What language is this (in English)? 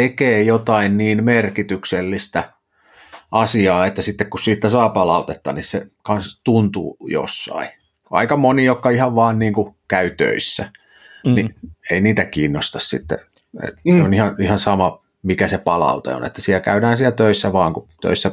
Finnish